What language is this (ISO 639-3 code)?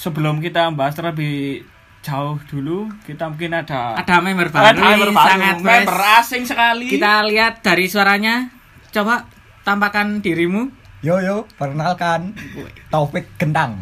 ind